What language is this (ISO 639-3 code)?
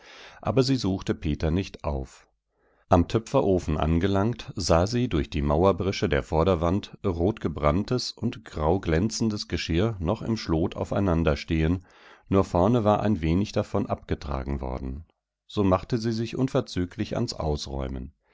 deu